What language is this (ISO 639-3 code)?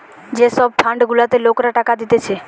ben